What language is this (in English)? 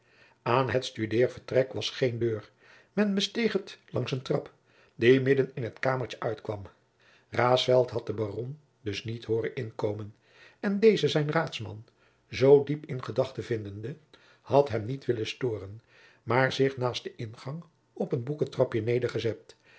Dutch